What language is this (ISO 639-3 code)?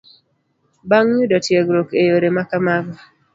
luo